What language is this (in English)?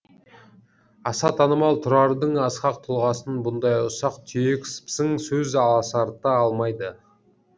Kazakh